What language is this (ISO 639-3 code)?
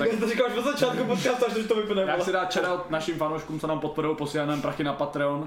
ces